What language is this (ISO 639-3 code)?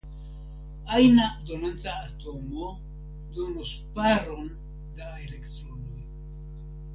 epo